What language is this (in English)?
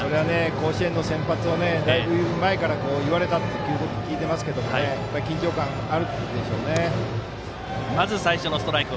Japanese